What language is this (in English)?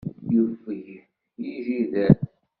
Kabyle